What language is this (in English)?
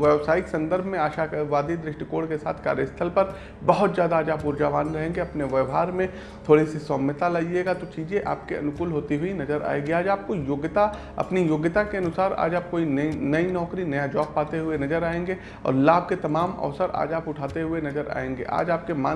Hindi